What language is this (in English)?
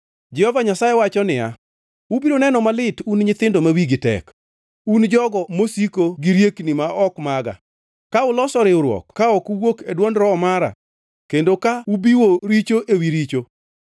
Luo (Kenya and Tanzania)